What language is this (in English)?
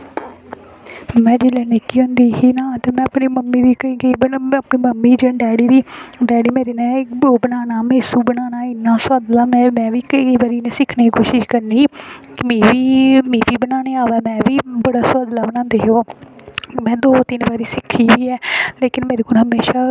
Dogri